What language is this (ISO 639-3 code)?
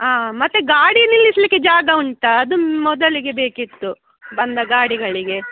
kan